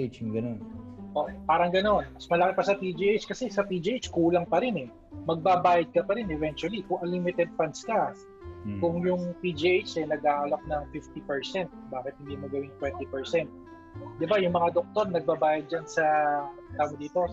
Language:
Filipino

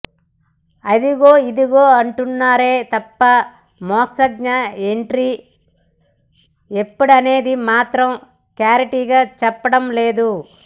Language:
Telugu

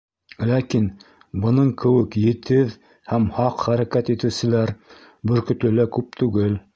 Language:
Bashkir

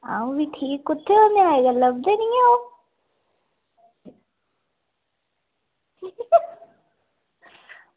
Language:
Dogri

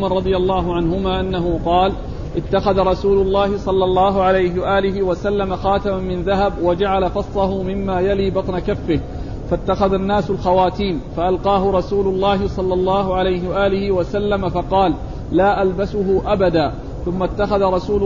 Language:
Arabic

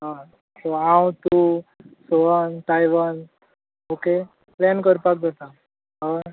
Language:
Konkani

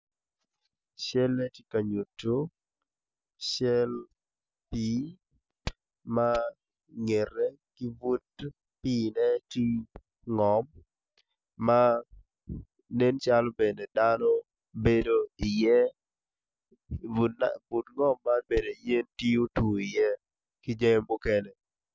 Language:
Acoli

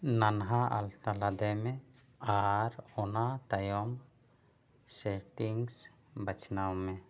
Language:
Santali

